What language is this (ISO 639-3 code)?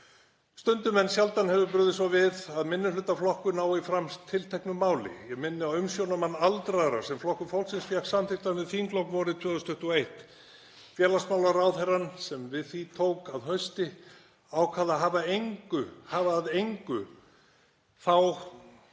isl